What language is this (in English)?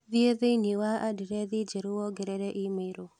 Kikuyu